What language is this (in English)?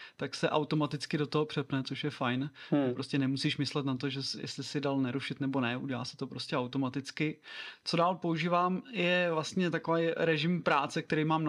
Czech